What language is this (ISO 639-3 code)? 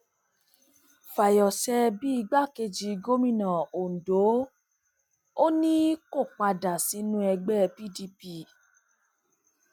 yor